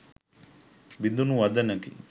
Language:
Sinhala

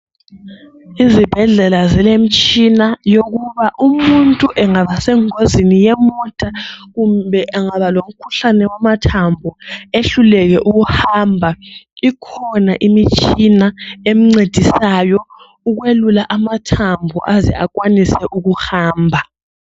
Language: North Ndebele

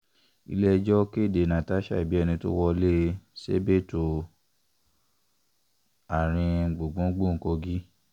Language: Yoruba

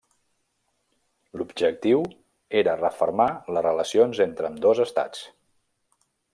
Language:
Catalan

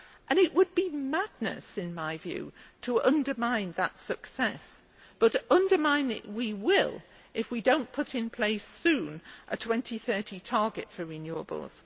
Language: English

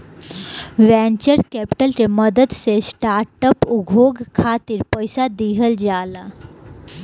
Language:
Bhojpuri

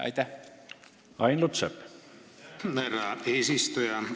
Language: Estonian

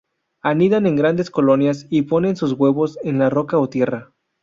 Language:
Spanish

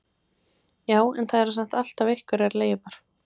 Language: Icelandic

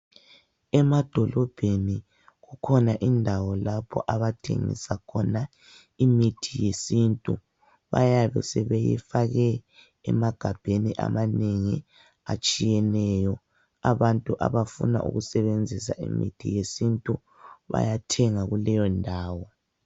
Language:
North Ndebele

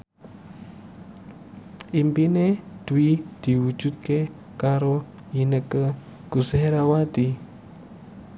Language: Javanese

